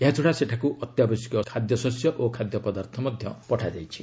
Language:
Odia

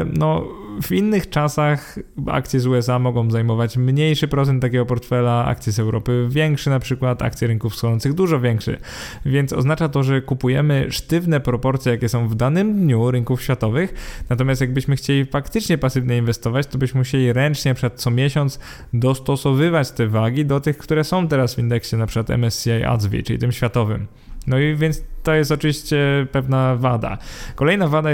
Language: Polish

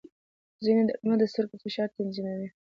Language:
Pashto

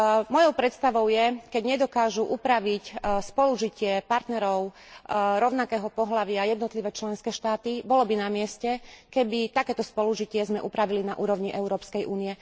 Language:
Slovak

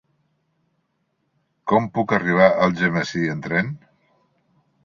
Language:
Catalan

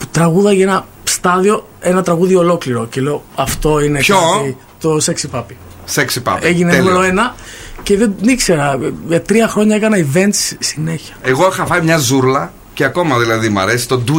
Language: Greek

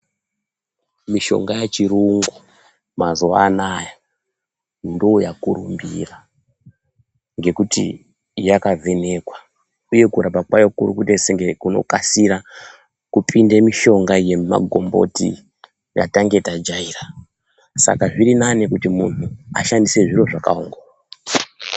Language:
Ndau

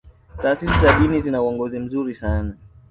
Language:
Swahili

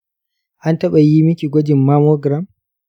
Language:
Hausa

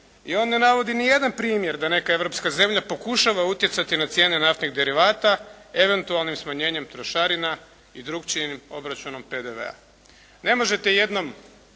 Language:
Croatian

